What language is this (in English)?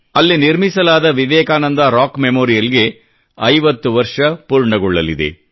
Kannada